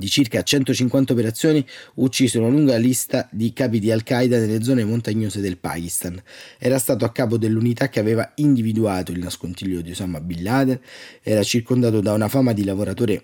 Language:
Italian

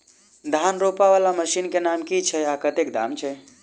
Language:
Maithili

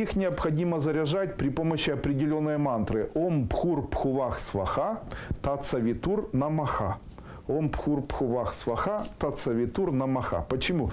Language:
Russian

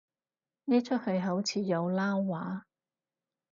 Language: Cantonese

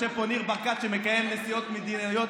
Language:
Hebrew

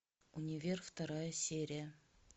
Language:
Russian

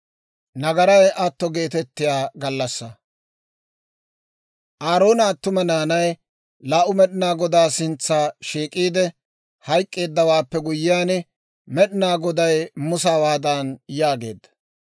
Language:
Dawro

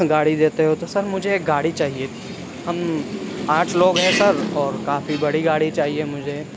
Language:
Urdu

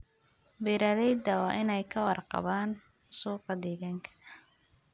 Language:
Somali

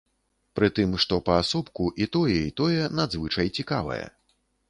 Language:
Belarusian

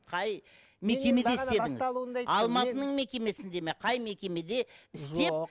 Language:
Kazakh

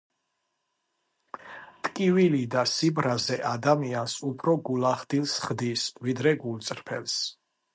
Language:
Georgian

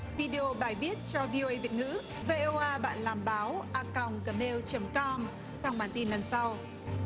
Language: Vietnamese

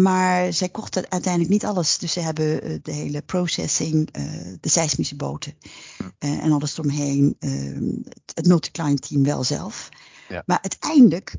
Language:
Dutch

